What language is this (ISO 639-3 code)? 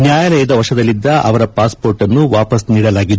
kan